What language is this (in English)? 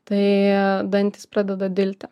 Lithuanian